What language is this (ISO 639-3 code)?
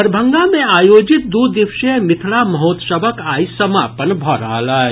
mai